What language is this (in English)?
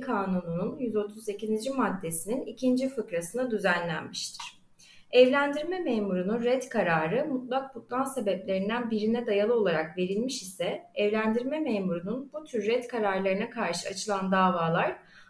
Turkish